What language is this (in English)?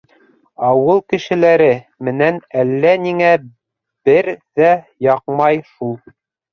Bashkir